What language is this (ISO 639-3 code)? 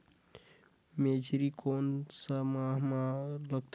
hne